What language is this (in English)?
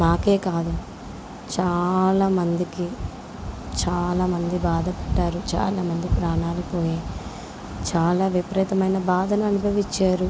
Telugu